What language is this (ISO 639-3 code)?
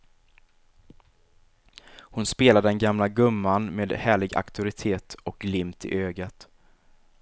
swe